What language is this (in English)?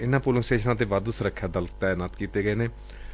Punjabi